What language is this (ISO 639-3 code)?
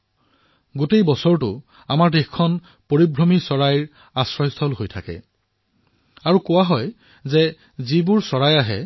asm